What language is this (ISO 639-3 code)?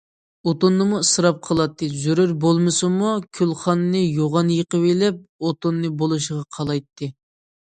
uig